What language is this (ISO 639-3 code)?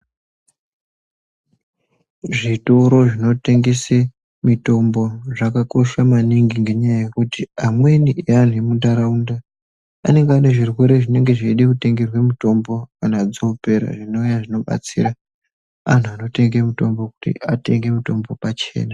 ndc